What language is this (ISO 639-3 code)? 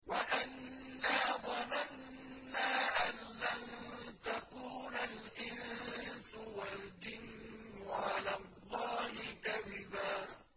ara